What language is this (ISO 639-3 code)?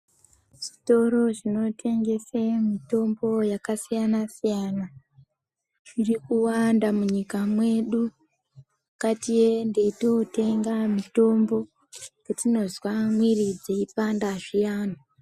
ndc